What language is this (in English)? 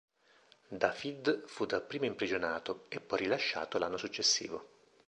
Italian